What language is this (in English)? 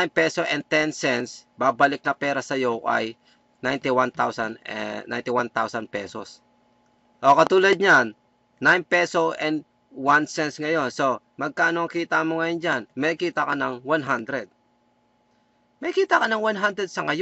Filipino